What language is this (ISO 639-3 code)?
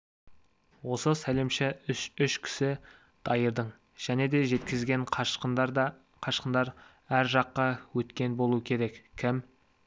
kaz